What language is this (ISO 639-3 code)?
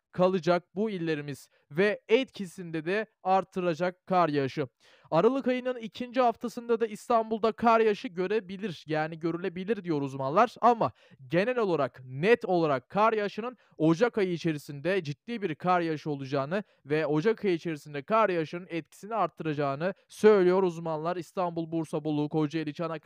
tur